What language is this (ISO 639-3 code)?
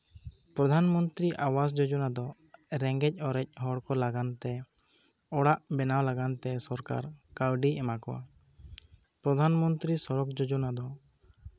sat